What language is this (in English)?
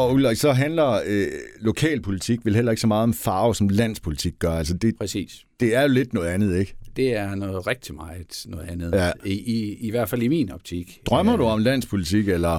Danish